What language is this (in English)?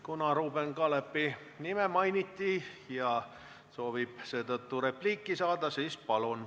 Estonian